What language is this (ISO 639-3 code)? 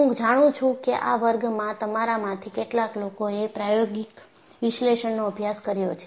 guj